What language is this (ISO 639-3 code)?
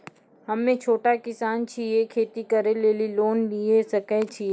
mai